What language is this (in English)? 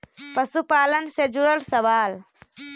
Magahi